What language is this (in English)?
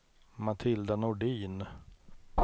Swedish